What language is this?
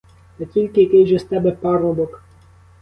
Ukrainian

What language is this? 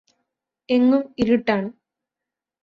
Malayalam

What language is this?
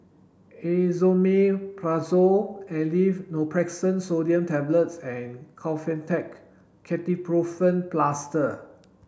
English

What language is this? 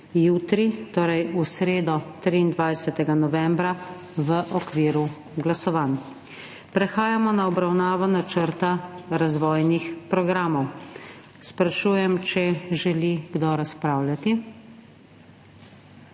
Slovenian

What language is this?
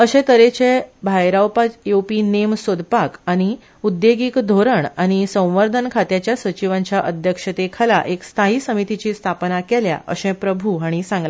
Konkani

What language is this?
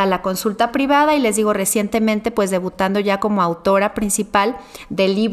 Spanish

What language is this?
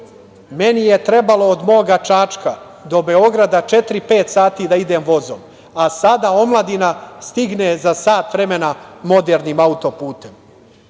Serbian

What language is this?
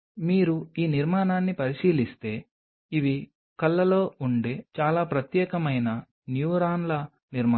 Telugu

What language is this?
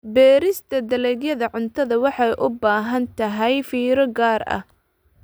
Somali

